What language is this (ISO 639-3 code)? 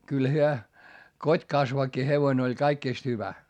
fin